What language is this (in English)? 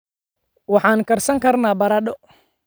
Somali